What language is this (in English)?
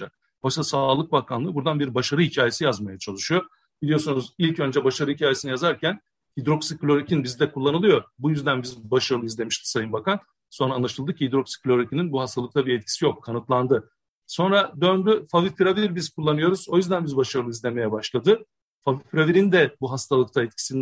Turkish